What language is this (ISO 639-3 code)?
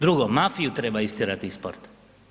hrv